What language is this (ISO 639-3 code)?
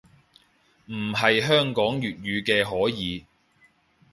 yue